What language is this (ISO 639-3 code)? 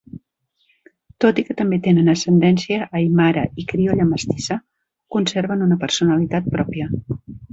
cat